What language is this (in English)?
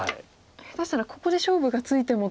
Japanese